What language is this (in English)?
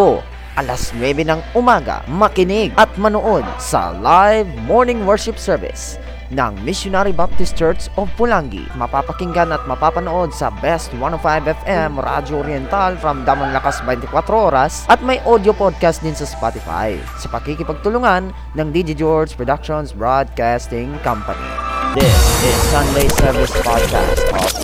Filipino